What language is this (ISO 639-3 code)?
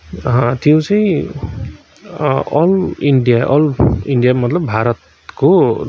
nep